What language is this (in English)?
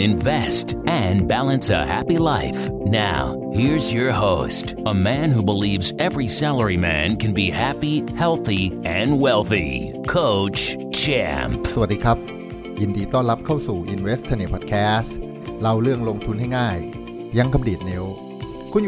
Thai